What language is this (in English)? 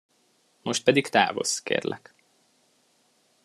Hungarian